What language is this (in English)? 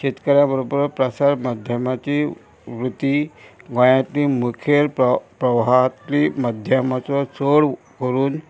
Konkani